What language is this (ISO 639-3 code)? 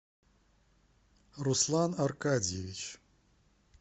rus